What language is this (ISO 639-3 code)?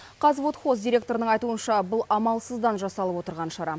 kaz